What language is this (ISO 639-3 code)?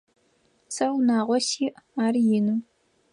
ady